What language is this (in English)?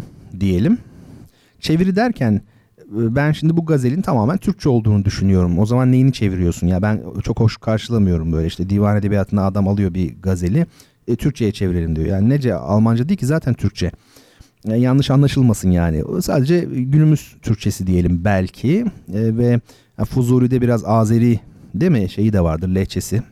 Turkish